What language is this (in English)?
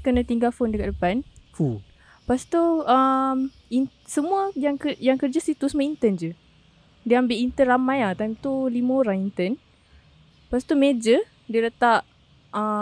Malay